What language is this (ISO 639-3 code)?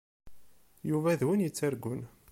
kab